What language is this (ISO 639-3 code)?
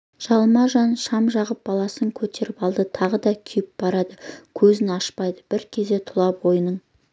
kaz